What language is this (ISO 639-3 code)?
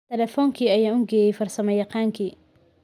som